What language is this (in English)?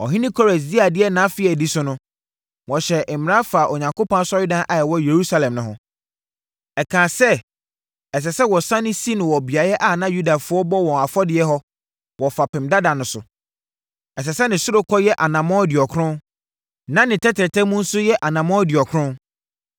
Akan